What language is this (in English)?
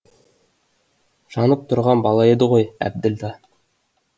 Kazakh